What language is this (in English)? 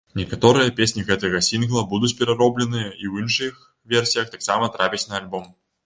Belarusian